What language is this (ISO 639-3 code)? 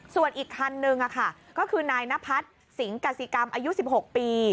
tha